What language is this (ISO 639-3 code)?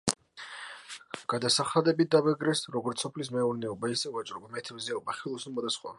kat